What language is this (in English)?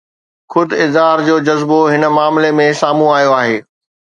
Sindhi